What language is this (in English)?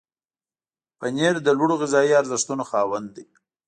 Pashto